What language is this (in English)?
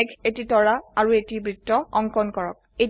Assamese